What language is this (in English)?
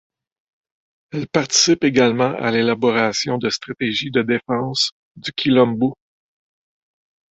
French